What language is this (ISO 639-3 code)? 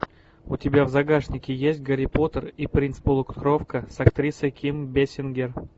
rus